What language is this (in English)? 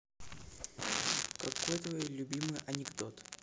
Russian